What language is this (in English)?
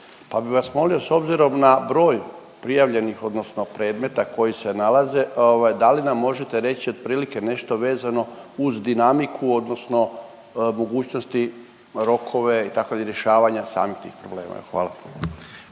Croatian